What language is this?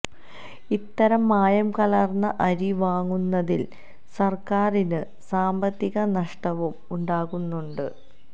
Malayalam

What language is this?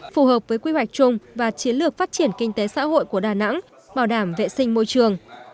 Vietnamese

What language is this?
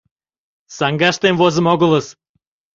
Mari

